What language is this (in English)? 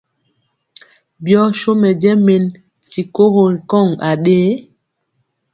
Mpiemo